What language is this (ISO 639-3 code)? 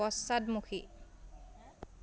asm